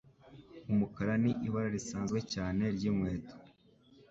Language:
Kinyarwanda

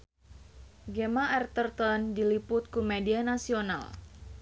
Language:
Sundanese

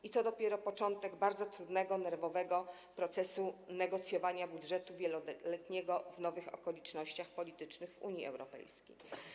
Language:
Polish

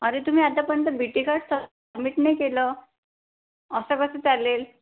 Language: Marathi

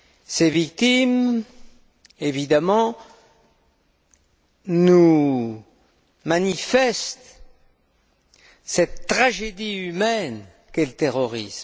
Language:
French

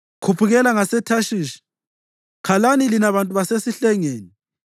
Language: North Ndebele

